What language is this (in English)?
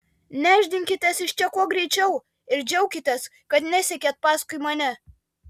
Lithuanian